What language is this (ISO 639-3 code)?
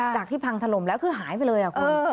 tha